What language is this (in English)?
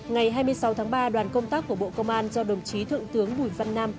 Vietnamese